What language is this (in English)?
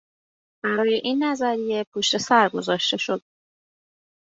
Persian